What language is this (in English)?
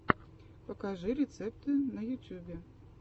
Russian